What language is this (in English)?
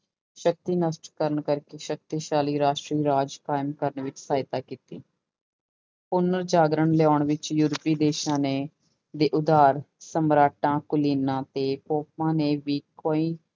Punjabi